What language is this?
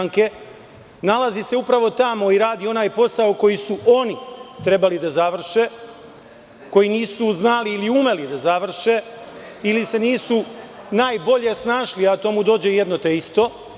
Serbian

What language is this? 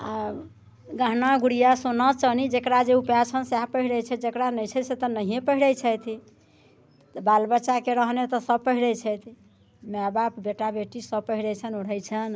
Maithili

